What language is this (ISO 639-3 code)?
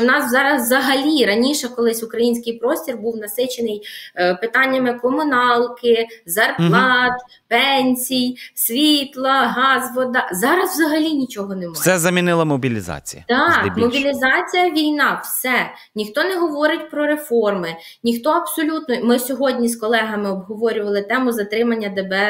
ukr